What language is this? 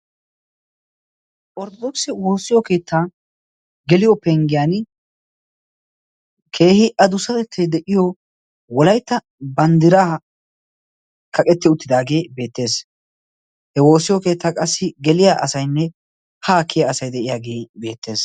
Wolaytta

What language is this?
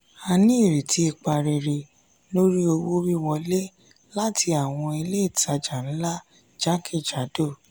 Yoruba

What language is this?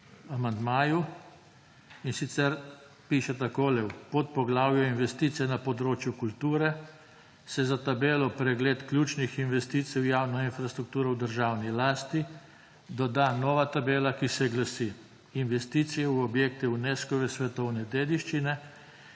Slovenian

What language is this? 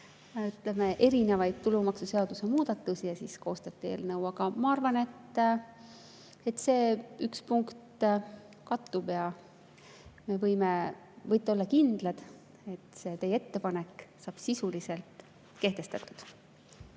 Estonian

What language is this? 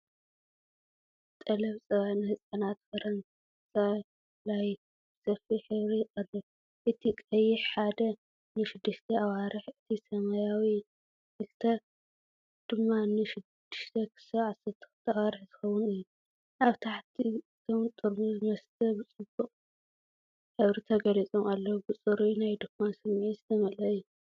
Tigrinya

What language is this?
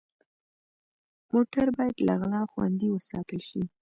Pashto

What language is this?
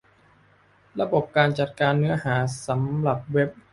Thai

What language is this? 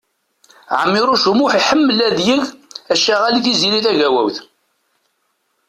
Kabyle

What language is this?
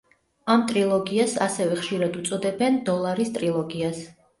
Georgian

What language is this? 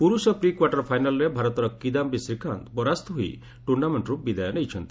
Odia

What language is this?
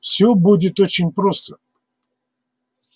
Russian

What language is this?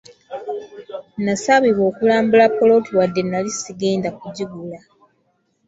Ganda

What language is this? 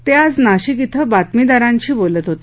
Marathi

